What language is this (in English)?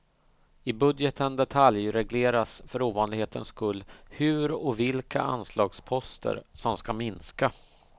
Swedish